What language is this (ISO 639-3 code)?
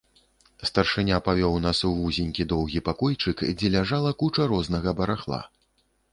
bel